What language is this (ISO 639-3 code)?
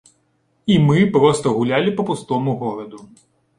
bel